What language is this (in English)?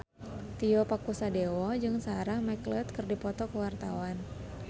Sundanese